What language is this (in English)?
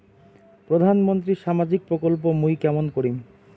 Bangla